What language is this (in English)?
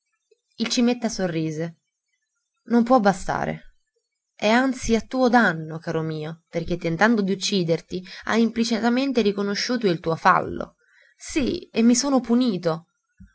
Italian